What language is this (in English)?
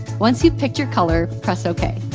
English